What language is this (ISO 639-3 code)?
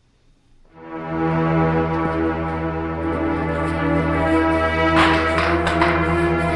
fas